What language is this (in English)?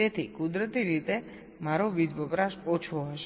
Gujarati